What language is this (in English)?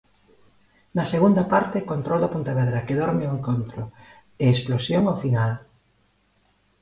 Galician